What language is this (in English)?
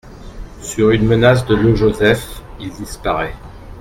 French